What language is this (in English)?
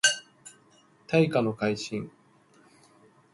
Japanese